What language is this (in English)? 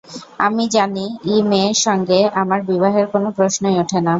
Bangla